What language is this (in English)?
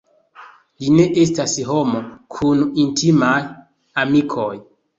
Esperanto